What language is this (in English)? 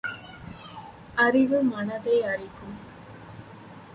Tamil